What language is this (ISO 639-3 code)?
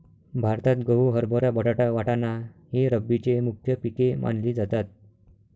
mar